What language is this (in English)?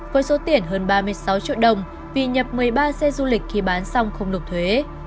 Vietnamese